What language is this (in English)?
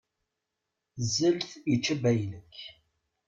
Kabyle